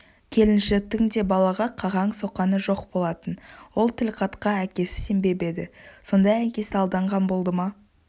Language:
Kazakh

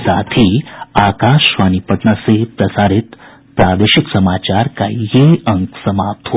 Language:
Hindi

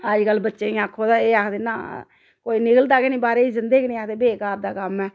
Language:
Dogri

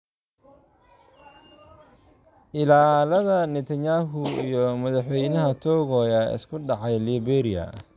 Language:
Somali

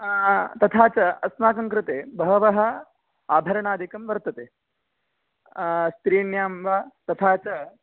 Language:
Sanskrit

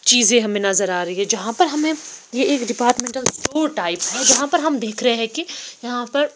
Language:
Hindi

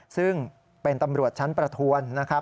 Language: Thai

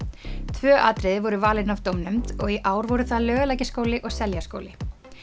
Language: Icelandic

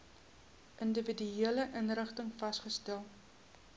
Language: Afrikaans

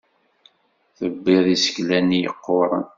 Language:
Kabyle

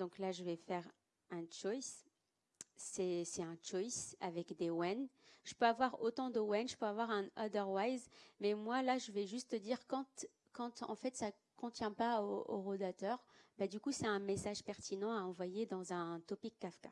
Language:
French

